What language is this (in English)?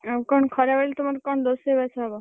Odia